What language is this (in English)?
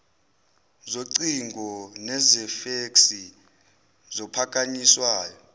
Zulu